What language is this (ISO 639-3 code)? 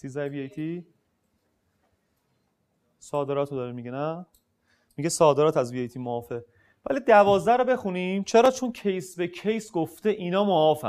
fas